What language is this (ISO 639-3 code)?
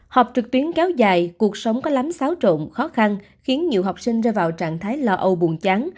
vie